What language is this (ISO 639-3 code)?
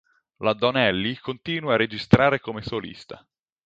ita